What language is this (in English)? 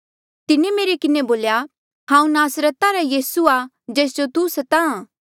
Mandeali